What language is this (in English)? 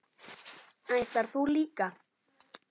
Icelandic